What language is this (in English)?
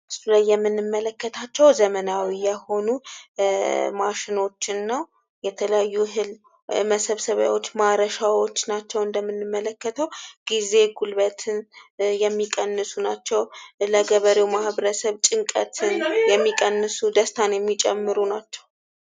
Amharic